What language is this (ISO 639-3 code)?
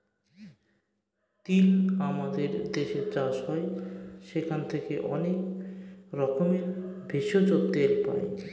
ben